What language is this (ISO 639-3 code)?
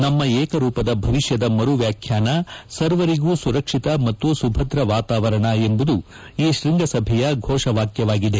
kan